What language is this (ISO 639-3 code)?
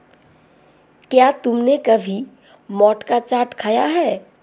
hin